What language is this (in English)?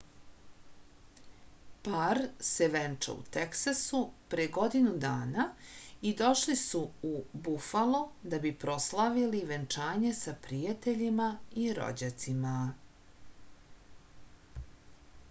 Serbian